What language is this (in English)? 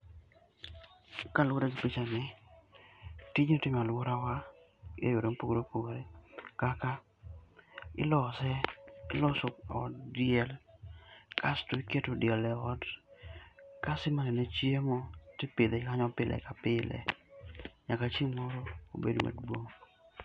Luo (Kenya and Tanzania)